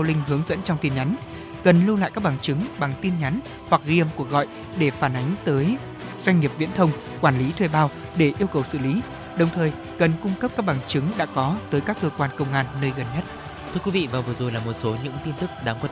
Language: Vietnamese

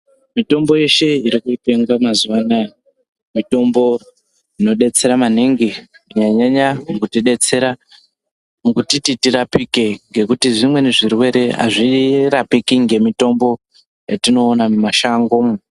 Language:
Ndau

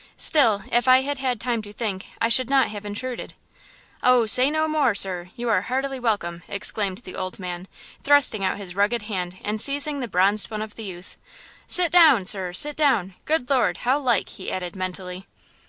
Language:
English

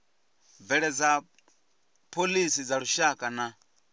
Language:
Venda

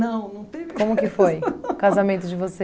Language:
Portuguese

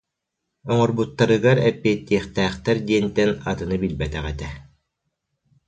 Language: Yakut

